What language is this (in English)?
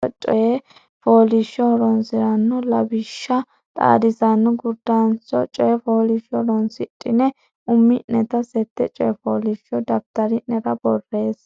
Sidamo